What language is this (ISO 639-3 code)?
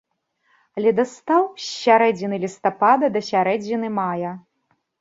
bel